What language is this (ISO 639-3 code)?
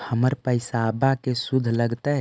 mag